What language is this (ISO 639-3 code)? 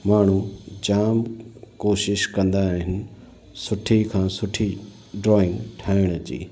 snd